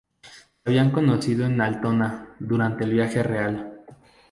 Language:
Spanish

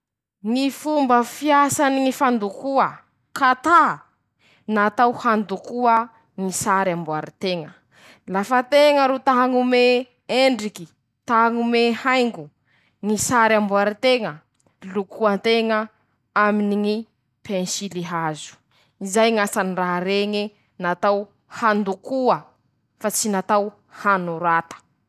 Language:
Masikoro Malagasy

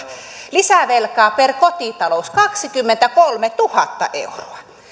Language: Finnish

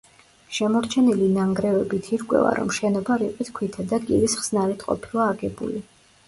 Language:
Georgian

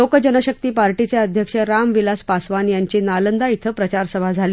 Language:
Marathi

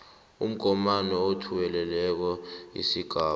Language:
South Ndebele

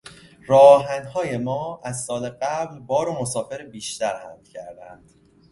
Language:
Persian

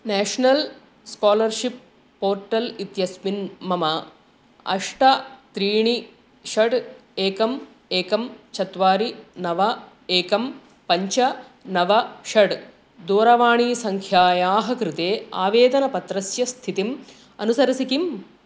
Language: Sanskrit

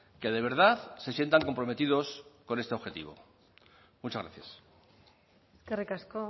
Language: Spanish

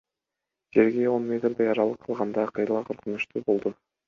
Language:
Kyrgyz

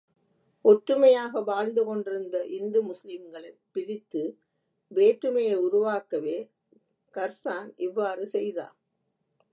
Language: Tamil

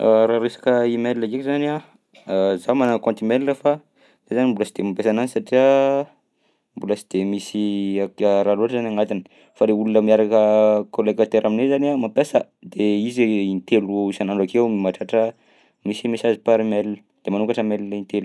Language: Southern Betsimisaraka Malagasy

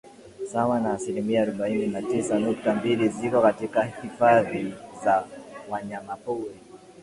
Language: Swahili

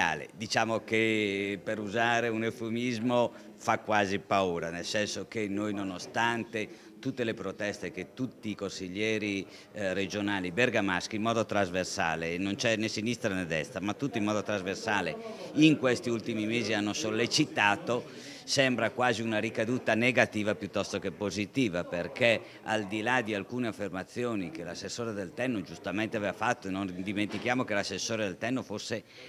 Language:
Italian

